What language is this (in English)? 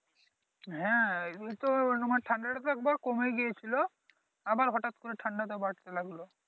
Bangla